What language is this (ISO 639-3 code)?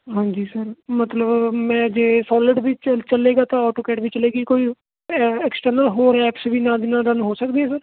pan